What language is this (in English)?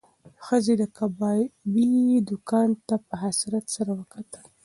Pashto